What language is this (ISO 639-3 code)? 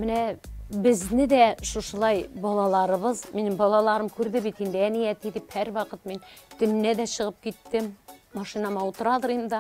tur